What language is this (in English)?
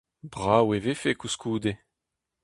Breton